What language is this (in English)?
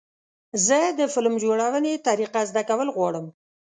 Pashto